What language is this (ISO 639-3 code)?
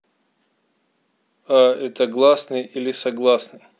rus